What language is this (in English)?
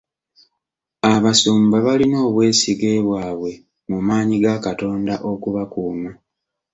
Ganda